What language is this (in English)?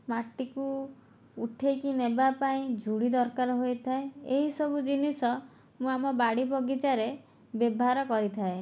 Odia